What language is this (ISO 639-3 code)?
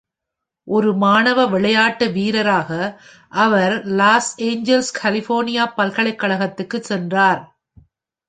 tam